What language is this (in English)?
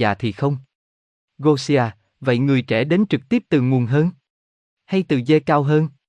Vietnamese